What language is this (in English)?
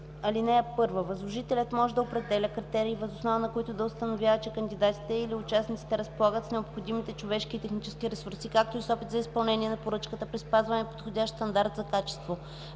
Bulgarian